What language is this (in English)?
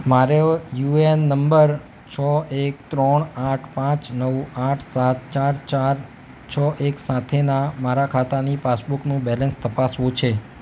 Gujarati